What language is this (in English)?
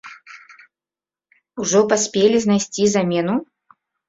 Belarusian